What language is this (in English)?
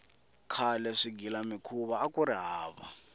Tsonga